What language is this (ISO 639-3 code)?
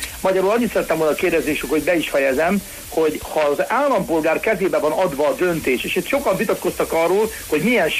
hun